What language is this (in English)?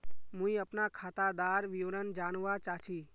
Magahi